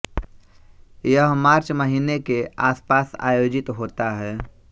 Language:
Hindi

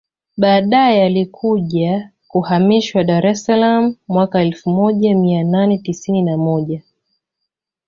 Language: Swahili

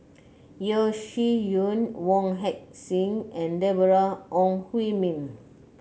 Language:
English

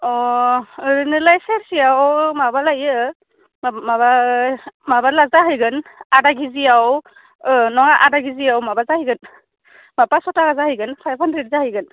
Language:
Bodo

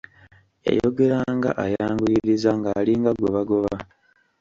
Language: Ganda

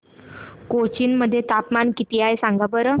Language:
Marathi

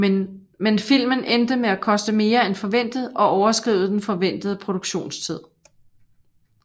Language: Danish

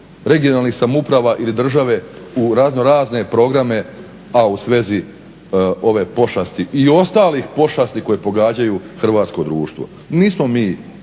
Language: Croatian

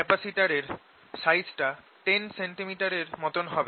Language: Bangla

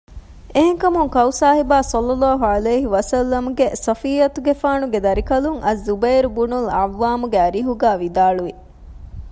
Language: Divehi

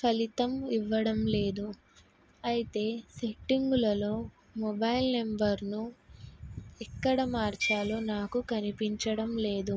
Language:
Telugu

